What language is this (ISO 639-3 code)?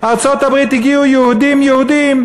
heb